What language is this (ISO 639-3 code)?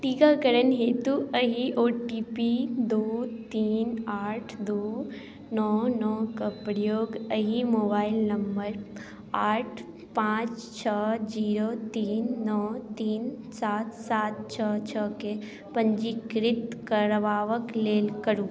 mai